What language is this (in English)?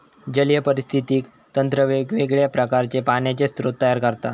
Marathi